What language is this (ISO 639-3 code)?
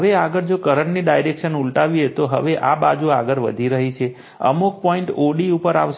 guj